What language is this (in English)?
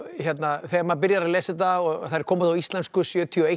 Icelandic